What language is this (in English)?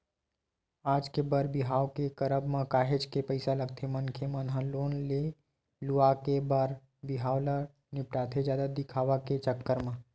Chhattisgarhi